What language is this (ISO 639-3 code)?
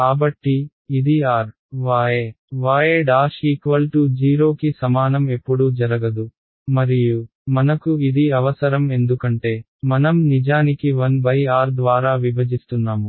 tel